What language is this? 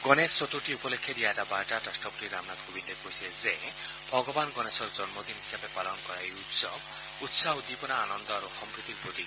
Assamese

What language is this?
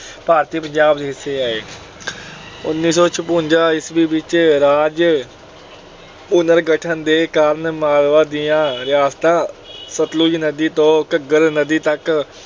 Punjabi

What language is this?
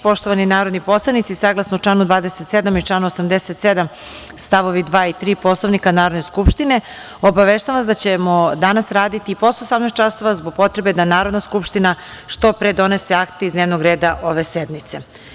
Serbian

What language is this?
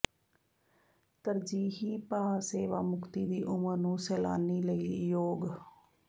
Punjabi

